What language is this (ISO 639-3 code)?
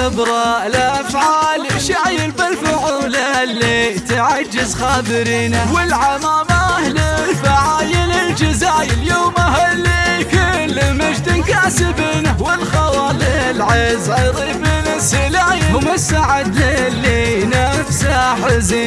ara